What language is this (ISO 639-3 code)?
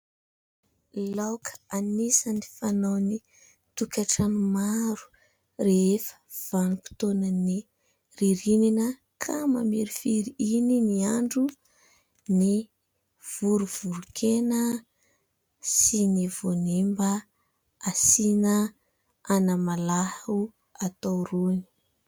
mlg